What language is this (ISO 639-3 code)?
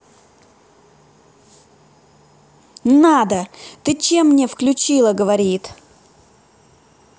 rus